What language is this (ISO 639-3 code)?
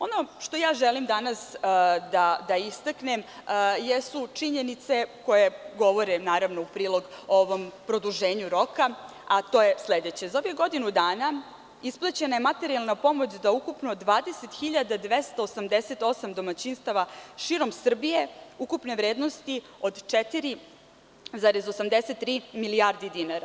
srp